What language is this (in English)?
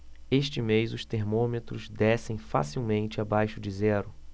Portuguese